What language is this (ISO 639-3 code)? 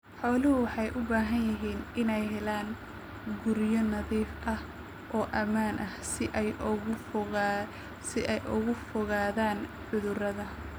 som